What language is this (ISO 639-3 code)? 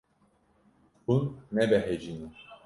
kur